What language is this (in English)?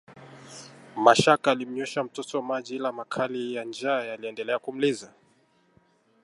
Swahili